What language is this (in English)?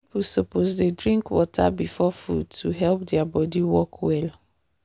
Nigerian Pidgin